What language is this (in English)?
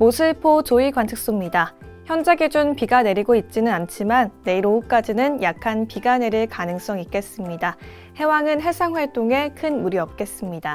Korean